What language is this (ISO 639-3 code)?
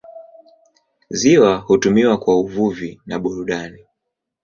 swa